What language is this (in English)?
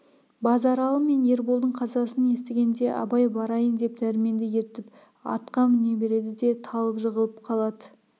Kazakh